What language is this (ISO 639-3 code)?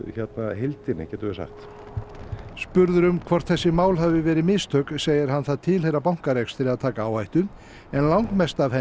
isl